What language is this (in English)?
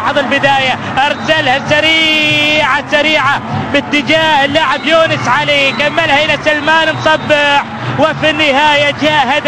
Arabic